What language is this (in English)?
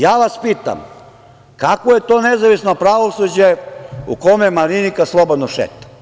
Serbian